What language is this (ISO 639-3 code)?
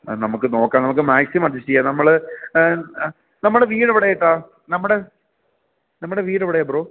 mal